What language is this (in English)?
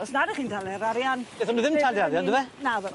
Welsh